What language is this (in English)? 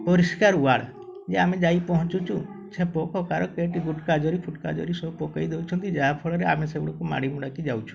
Odia